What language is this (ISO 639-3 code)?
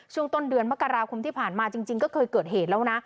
tha